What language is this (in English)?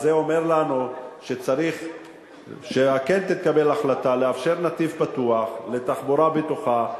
Hebrew